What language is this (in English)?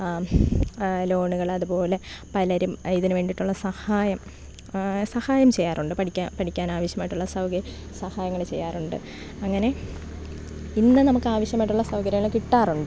Malayalam